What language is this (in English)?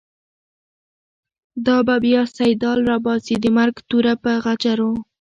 Pashto